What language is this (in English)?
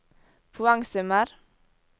Norwegian